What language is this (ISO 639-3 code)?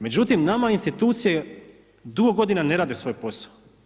hrv